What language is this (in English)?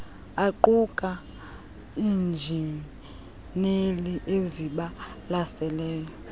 Xhosa